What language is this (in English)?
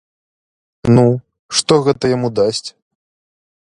Belarusian